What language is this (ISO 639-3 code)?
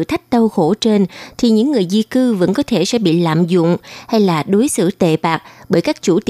vie